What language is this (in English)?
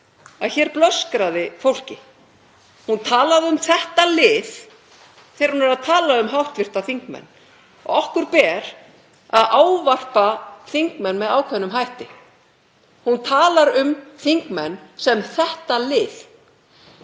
Icelandic